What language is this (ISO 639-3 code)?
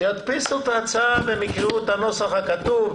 heb